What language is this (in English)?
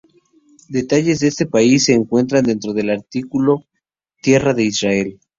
Spanish